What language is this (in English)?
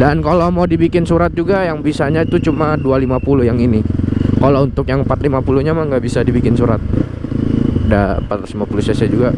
Indonesian